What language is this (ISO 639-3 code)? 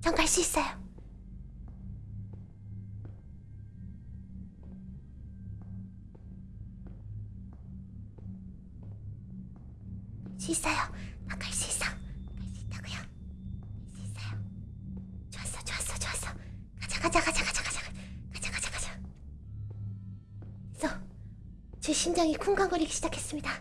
kor